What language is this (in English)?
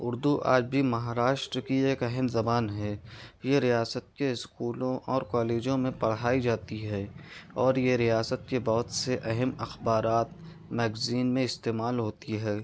Urdu